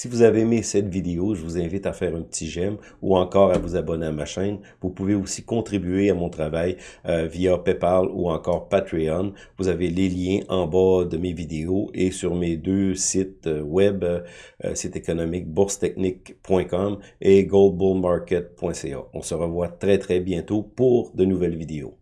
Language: French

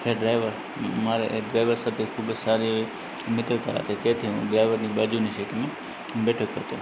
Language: Gujarati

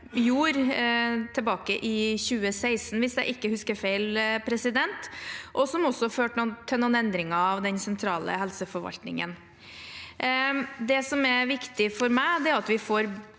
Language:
Norwegian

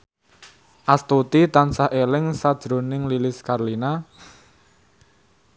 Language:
Javanese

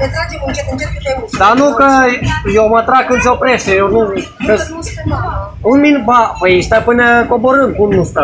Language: Romanian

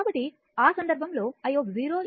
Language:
Telugu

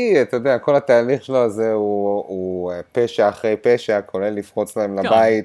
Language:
Hebrew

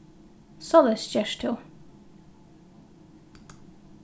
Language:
Faroese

